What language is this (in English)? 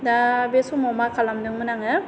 Bodo